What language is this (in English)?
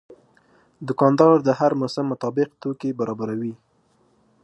Pashto